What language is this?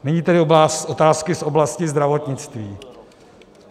Czech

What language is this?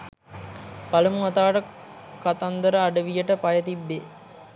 Sinhala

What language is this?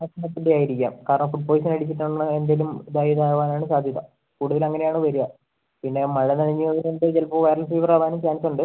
Malayalam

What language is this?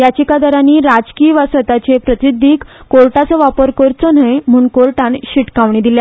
Konkani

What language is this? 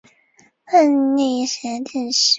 Chinese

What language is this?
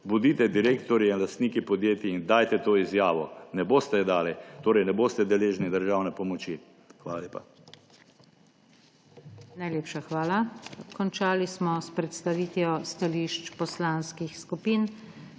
Slovenian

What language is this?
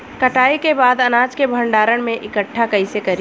Bhojpuri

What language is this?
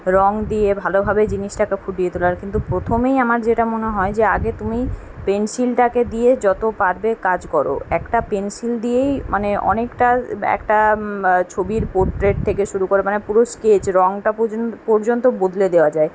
Bangla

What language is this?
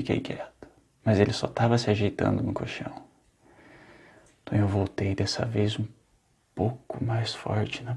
Portuguese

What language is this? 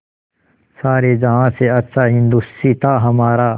Hindi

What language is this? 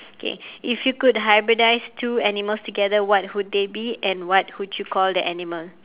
English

